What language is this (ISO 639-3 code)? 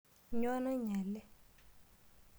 mas